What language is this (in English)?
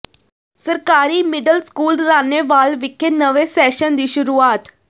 Punjabi